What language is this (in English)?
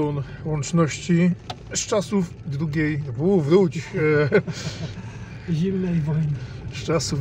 Polish